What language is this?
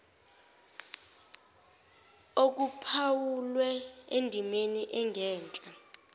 Zulu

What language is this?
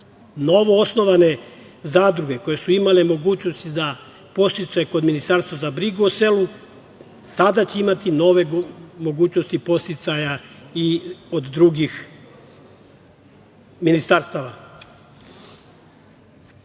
Serbian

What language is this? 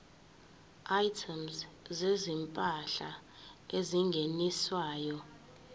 Zulu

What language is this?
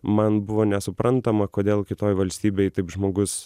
Lithuanian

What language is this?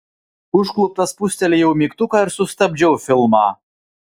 Lithuanian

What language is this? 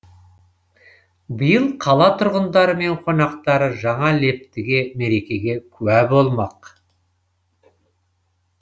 Kazakh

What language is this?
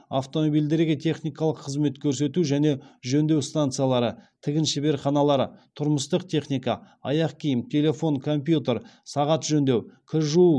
Kazakh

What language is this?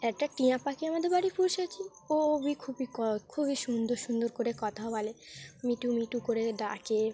Bangla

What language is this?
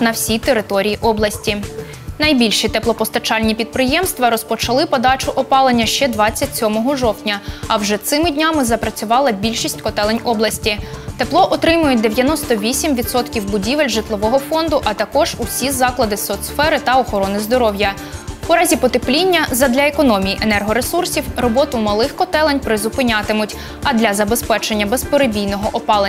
Ukrainian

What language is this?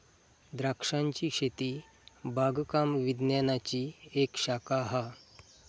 Marathi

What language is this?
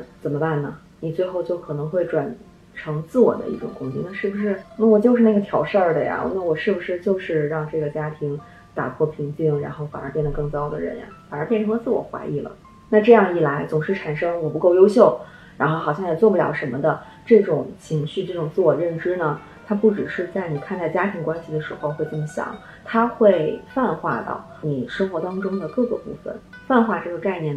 Chinese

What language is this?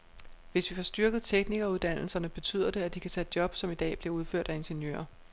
Danish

